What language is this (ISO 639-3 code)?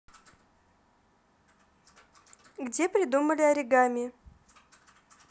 rus